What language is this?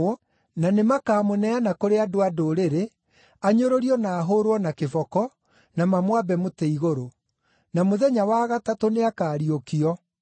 Kikuyu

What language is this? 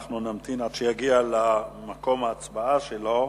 Hebrew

